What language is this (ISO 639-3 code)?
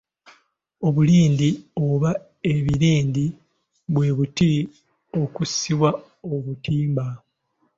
lug